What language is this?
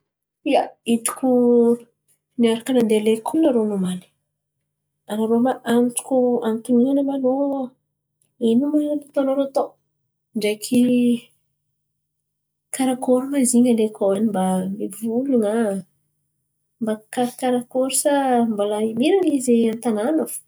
Antankarana Malagasy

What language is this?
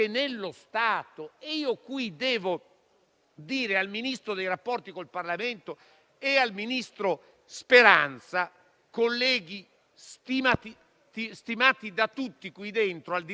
Italian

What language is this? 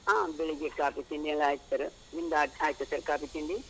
Kannada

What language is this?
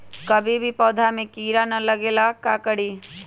Magahi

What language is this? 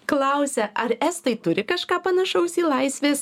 Lithuanian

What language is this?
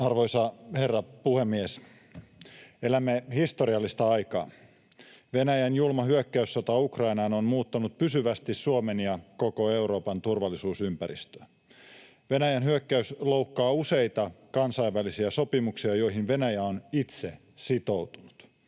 Finnish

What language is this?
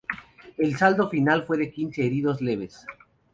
Spanish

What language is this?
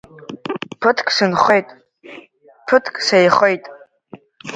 Abkhazian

